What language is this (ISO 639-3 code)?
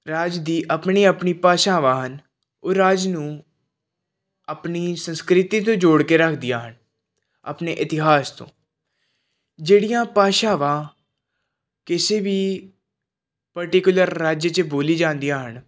pan